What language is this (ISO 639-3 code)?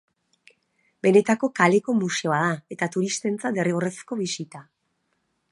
eus